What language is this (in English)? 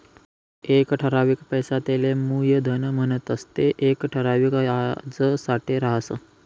Marathi